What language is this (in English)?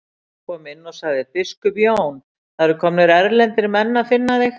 Icelandic